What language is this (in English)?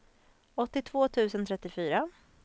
Swedish